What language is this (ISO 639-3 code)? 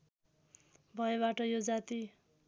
nep